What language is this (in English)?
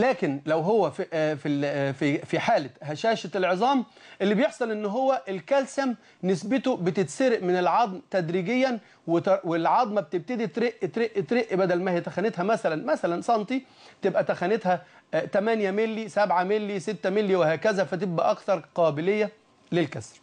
Arabic